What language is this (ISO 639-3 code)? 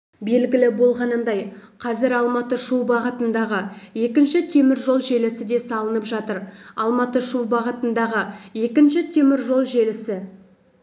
kaz